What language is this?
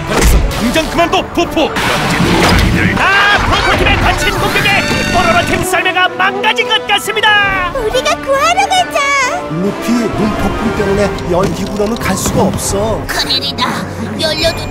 Korean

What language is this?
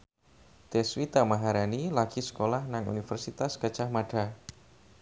Javanese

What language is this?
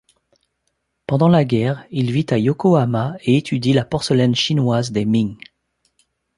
French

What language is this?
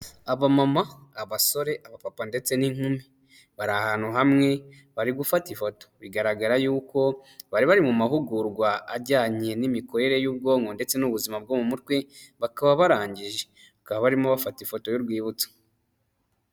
Kinyarwanda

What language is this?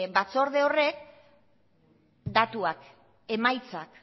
Basque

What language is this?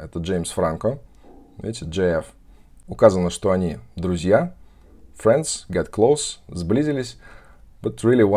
Russian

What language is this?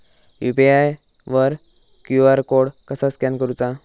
Marathi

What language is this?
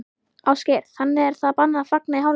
Icelandic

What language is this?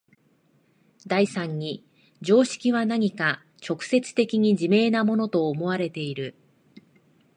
Japanese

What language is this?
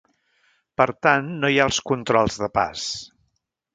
Catalan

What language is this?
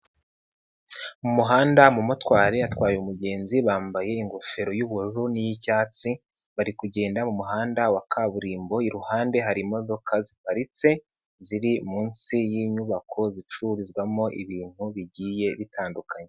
Kinyarwanda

